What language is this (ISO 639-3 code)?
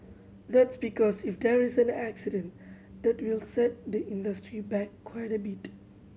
eng